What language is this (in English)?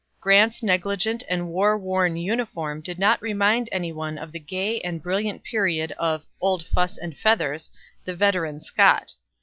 English